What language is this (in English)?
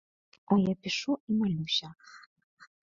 Belarusian